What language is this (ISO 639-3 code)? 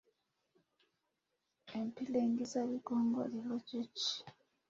lug